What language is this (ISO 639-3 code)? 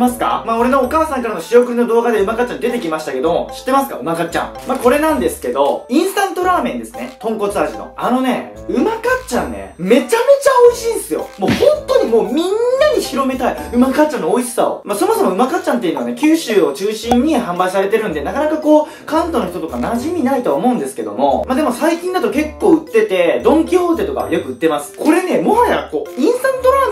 jpn